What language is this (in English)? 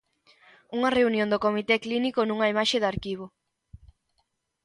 Galician